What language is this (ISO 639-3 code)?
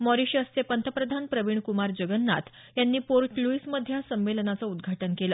mar